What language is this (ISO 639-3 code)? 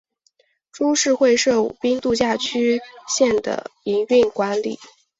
zho